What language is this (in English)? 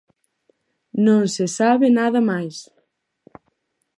Galician